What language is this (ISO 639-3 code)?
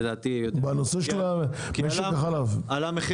heb